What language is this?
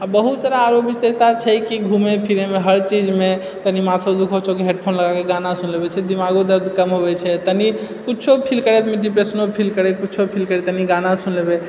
Maithili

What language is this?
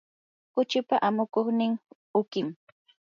Yanahuanca Pasco Quechua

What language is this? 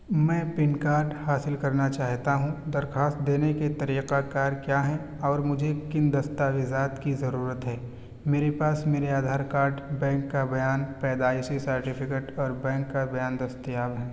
Urdu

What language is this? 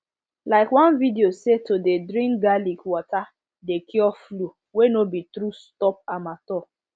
Nigerian Pidgin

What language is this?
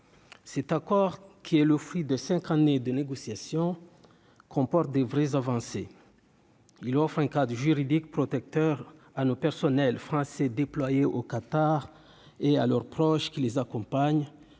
French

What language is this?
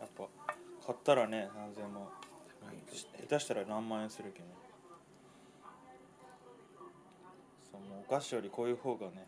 Japanese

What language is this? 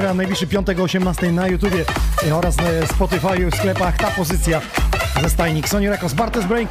Polish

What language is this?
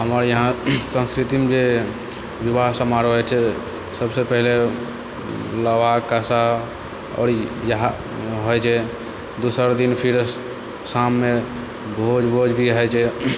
Maithili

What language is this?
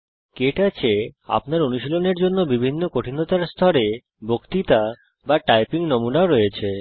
Bangla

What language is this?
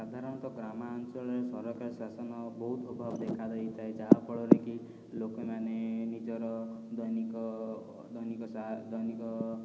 Odia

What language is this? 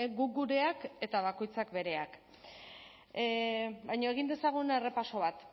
Basque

